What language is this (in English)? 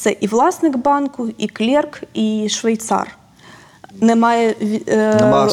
Ukrainian